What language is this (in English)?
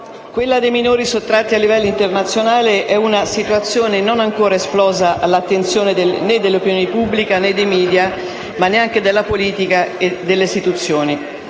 Italian